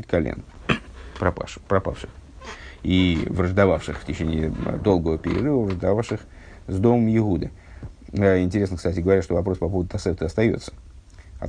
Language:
Russian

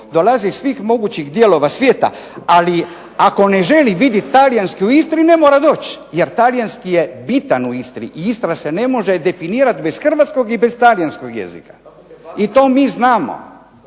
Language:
Croatian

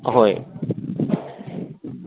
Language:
Manipuri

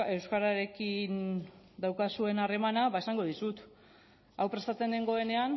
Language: Basque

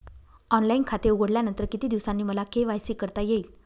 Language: Marathi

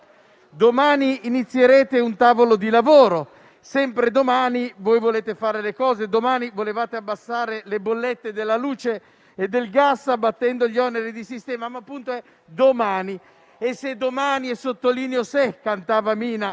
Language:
Italian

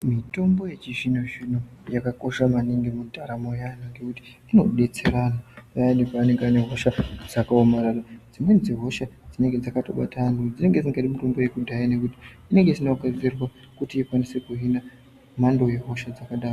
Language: Ndau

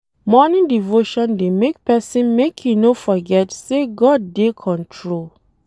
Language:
Nigerian Pidgin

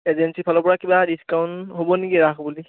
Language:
Assamese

